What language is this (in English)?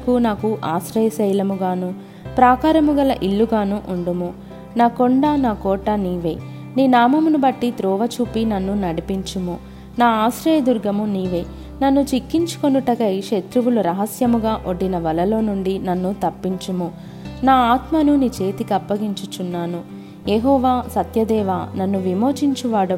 Telugu